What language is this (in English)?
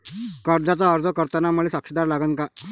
Marathi